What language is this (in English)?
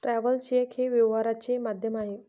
Marathi